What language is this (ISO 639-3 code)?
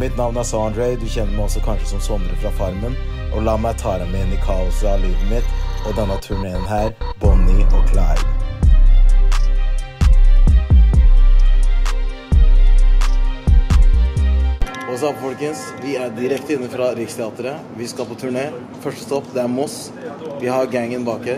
nor